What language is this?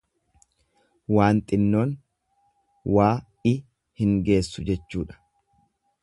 Oromo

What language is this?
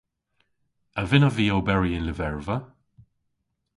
Cornish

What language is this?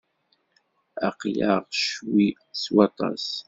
Kabyle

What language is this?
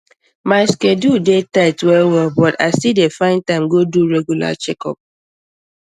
Nigerian Pidgin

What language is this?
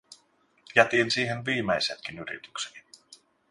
Finnish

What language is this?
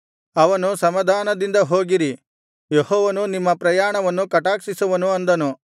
Kannada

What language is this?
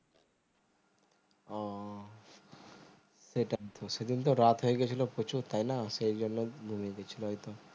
Bangla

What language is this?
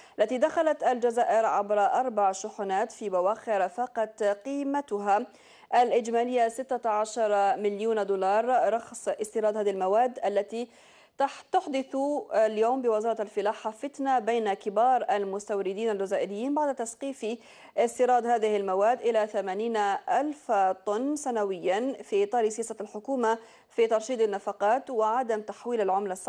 Arabic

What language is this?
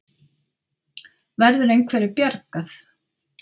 Icelandic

